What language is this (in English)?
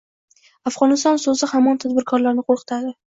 Uzbek